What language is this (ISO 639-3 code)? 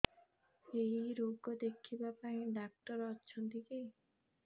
ori